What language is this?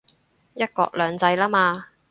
Cantonese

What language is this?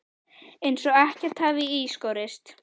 Icelandic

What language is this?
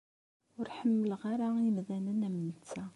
Kabyle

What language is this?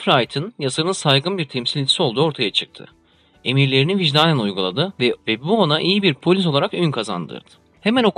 Turkish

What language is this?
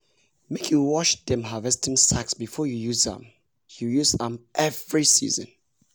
Nigerian Pidgin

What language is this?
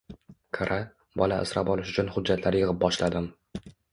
Uzbek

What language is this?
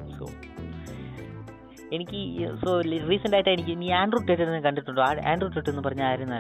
Malayalam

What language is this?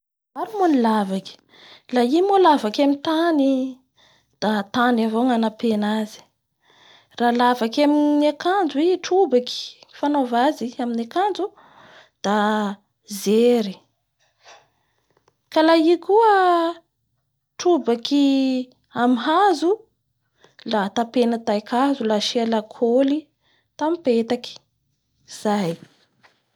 Bara Malagasy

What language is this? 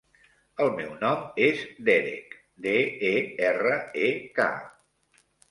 Catalan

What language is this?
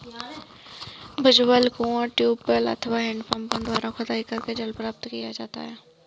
Hindi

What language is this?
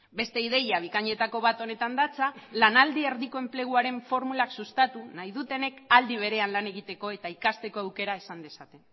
Basque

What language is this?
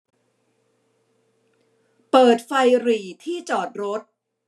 Thai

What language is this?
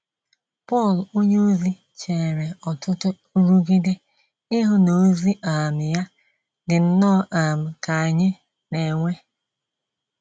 Igbo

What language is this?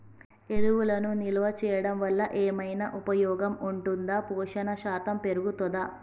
Telugu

